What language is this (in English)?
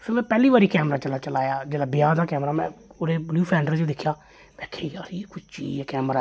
Dogri